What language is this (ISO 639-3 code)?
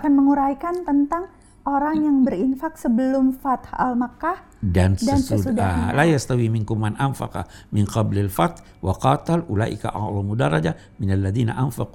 ind